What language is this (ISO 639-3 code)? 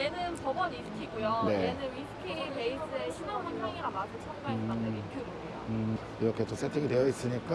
kor